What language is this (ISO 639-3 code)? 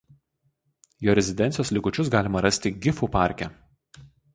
lit